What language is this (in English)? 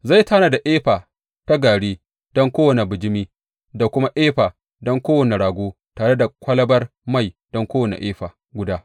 Hausa